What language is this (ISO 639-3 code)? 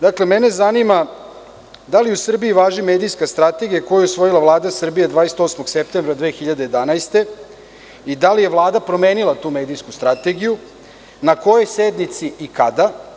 srp